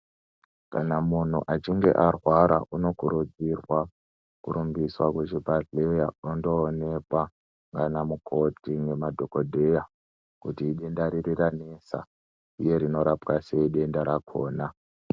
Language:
Ndau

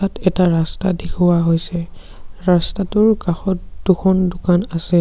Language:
Assamese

